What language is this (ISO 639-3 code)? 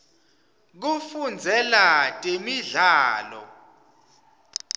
ssw